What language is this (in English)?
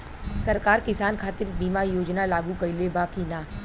Bhojpuri